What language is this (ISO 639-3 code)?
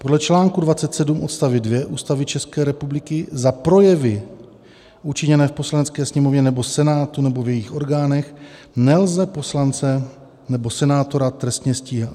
ces